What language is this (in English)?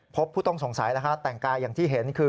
Thai